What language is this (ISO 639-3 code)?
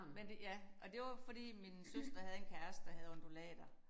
dan